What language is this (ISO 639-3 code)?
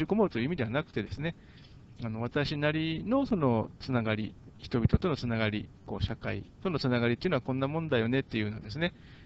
jpn